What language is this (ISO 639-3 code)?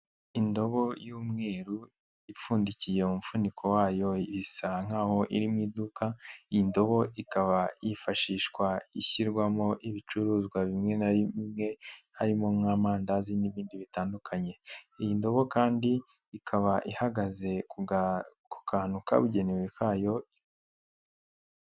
kin